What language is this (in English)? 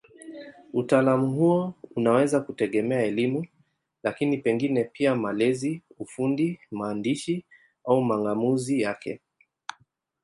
Swahili